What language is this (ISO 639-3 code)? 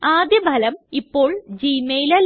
mal